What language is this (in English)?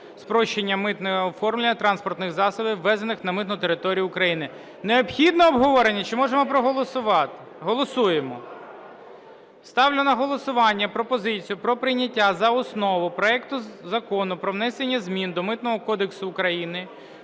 Ukrainian